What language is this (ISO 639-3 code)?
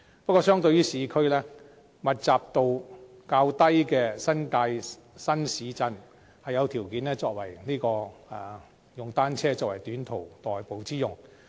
yue